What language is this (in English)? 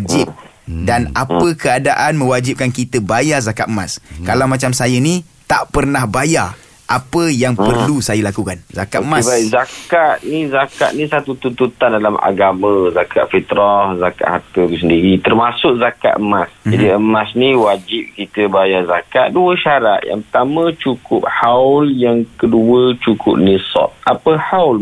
Malay